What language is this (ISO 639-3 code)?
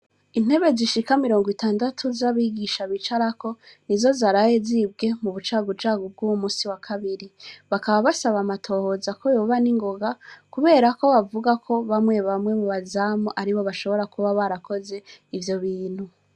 run